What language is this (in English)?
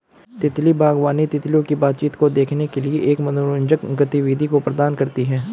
Hindi